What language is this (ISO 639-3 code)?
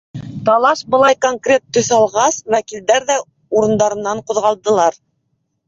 bak